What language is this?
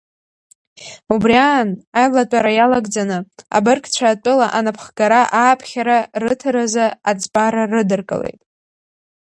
Abkhazian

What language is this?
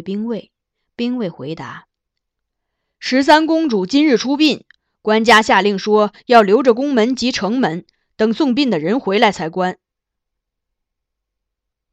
Chinese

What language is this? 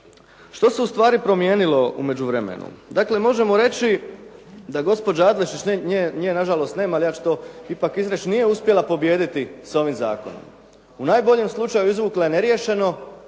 Croatian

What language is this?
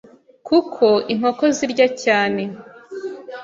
Kinyarwanda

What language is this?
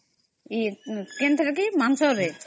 Odia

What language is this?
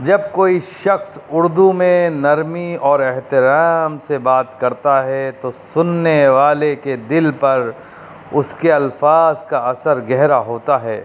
Urdu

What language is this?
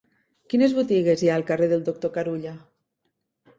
Catalan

